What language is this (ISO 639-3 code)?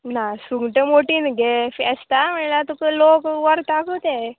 kok